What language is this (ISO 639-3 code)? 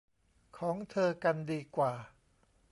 tha